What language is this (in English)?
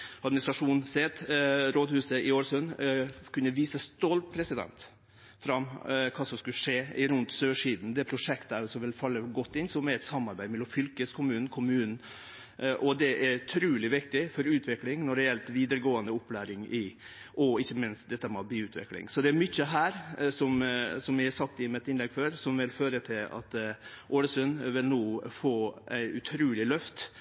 Norwegian Nynorsk